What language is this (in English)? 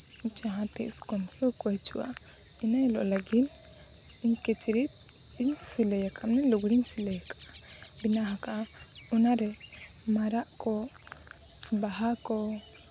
Santali